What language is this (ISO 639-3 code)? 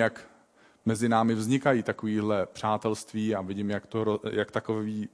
ces